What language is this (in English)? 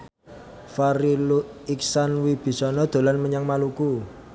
Javanese